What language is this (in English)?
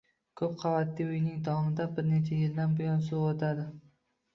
Uzbek